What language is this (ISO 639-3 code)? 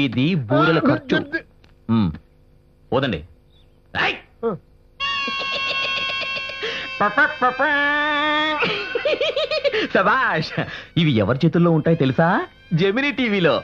tel